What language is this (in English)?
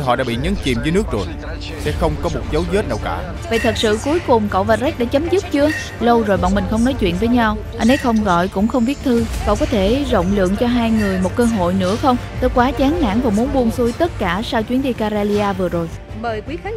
Vietnamese